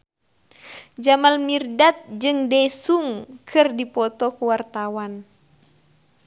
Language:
Sundanese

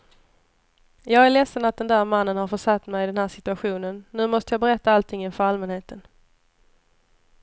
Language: Swedish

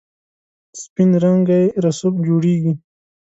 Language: Pashto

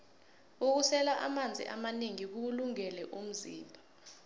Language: South Ndebele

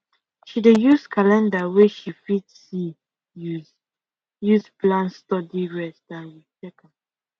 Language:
Nigerian Pidgin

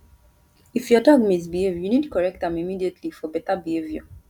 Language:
Nigerian Pidgin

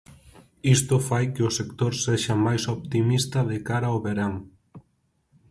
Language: Galician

